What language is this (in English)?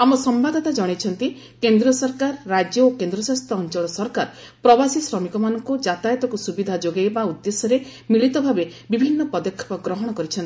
Odia